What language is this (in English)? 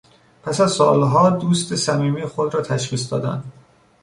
Persian